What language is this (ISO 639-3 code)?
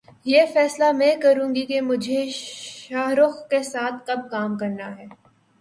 urd